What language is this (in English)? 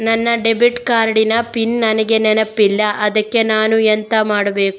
Kannada